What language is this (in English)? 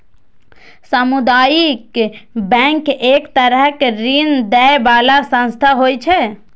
Maithili